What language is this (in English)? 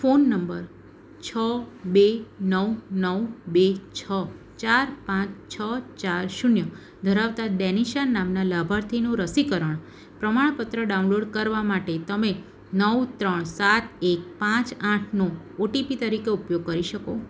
Gujarati